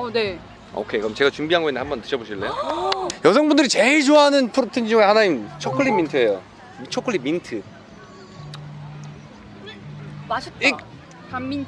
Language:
Korean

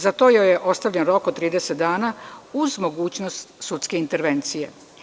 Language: Serbian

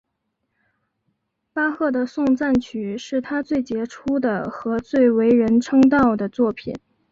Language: Chinese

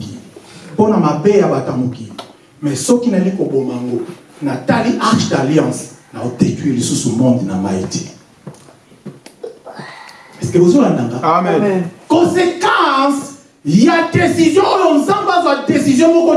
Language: French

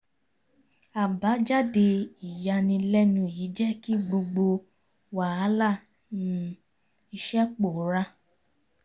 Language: Yoruba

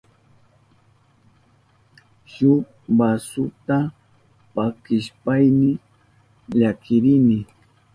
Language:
Southern Pastaza Quechua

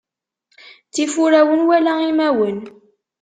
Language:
Kabyle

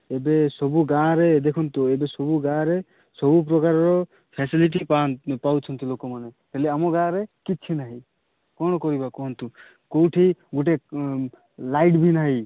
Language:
Odia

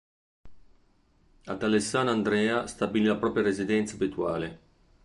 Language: Italian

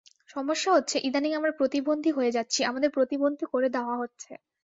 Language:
Bangla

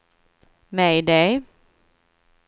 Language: Swedish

